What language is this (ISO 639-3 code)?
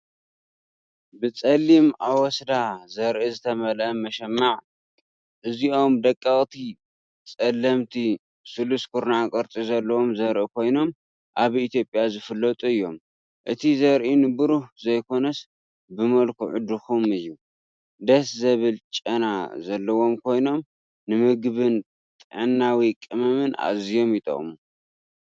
tir